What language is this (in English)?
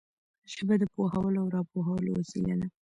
Pashto